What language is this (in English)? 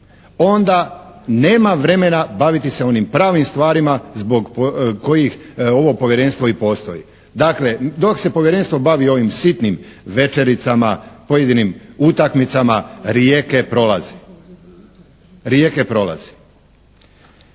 Croatian